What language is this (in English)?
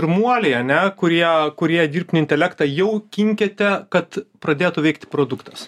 Lithuanian